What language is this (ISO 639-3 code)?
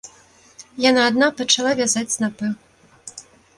bel